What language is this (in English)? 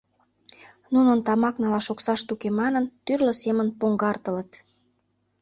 Mari